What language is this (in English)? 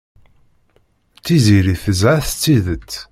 Kabyle